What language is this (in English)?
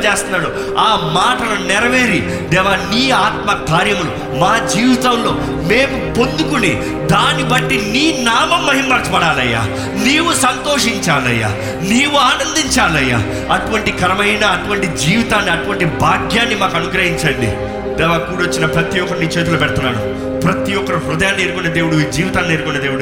Telugu